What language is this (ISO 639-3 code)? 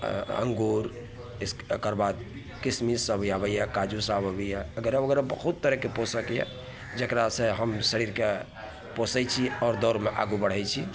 mai